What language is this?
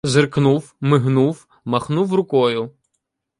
Ukrainian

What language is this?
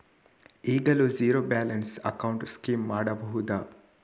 Kannada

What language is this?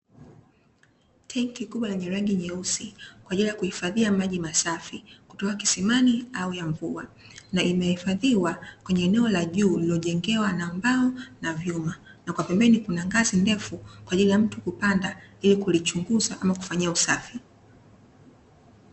Swahili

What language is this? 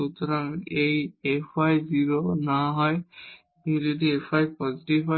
Bangla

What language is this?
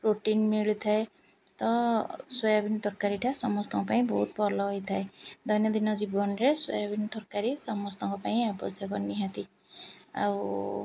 Odia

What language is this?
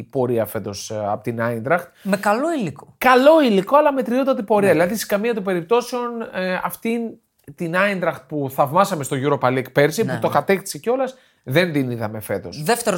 Greek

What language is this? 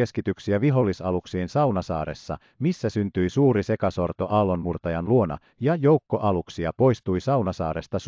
Finnish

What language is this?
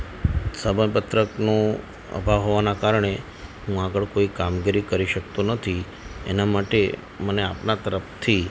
Gujarati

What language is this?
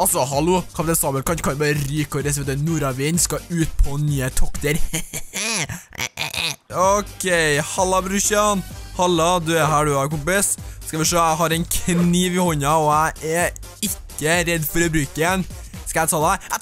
Norwegian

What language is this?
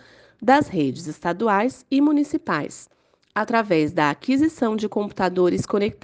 Portuguese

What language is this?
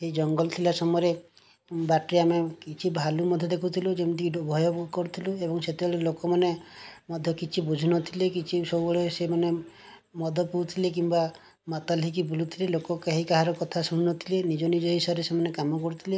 Odia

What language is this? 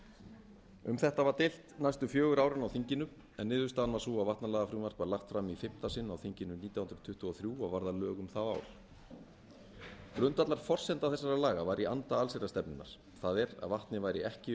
Icelandic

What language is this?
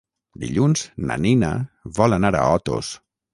Catalan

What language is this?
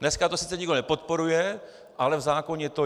Czech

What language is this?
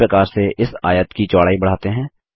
Hindi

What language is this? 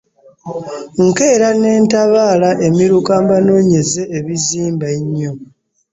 Ganda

